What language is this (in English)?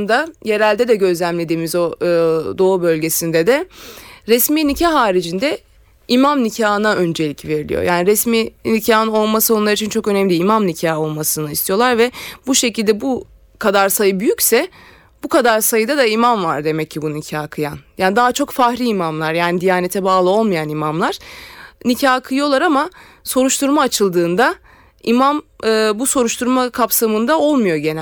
Turkish